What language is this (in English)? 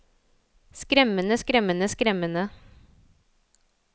Norwegian